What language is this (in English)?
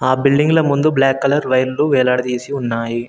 Telugu